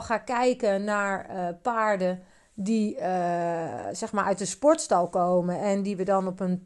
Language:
Dutch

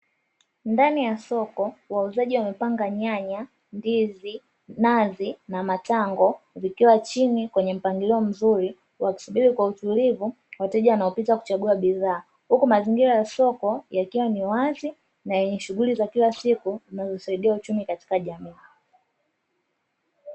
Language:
Swahili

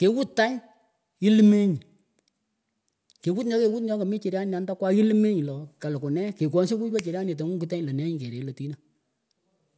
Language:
Pökoot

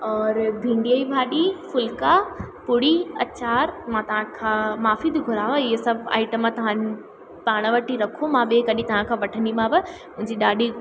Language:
Sindhi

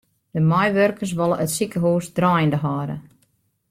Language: Western Frisian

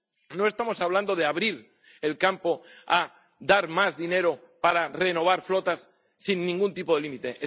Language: Spanish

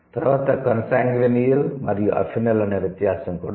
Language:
Telugu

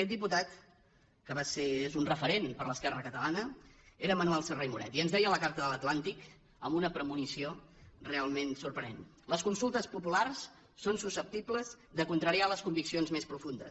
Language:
Catalan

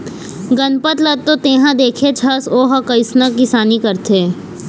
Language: Chhattisgarhi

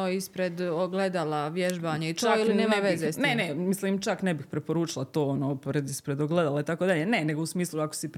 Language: Croatian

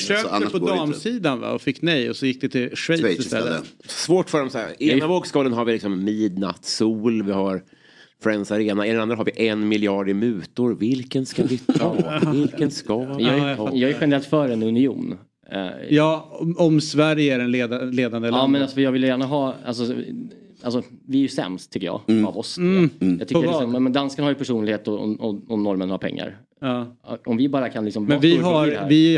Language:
Swedish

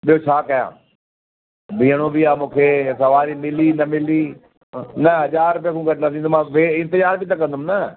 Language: Sindhi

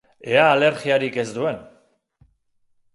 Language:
Basque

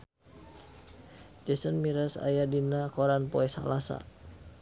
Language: Sundanese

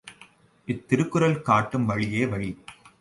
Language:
Tamil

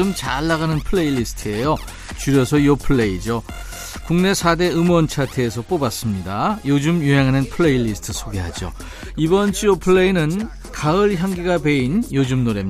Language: Korean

